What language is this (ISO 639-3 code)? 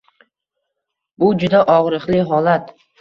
uzb